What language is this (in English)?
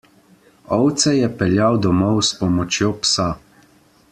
Slovenian